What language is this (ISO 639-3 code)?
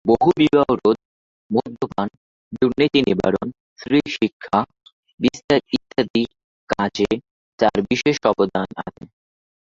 ben